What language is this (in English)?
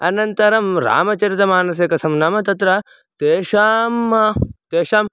Sanskrit